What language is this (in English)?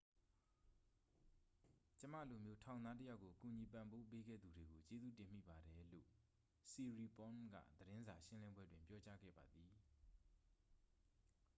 Burmese